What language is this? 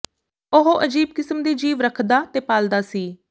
Punjabi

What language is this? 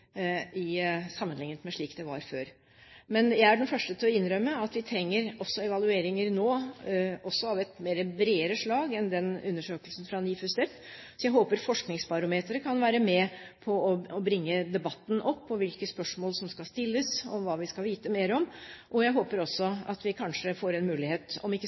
Norwegian Bokmål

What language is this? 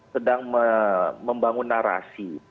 Indonesian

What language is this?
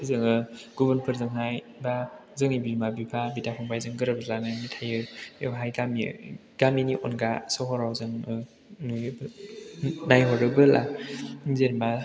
Bodo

